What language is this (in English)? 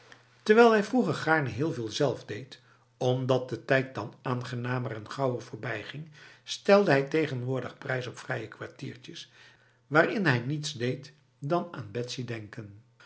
Dutch